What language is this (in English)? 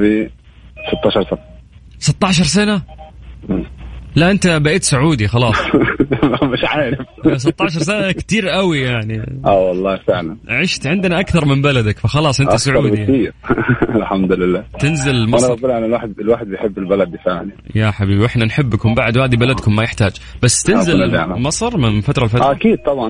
Arabic